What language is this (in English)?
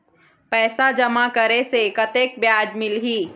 Chhattisgarhi